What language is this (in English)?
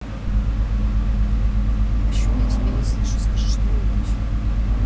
Russian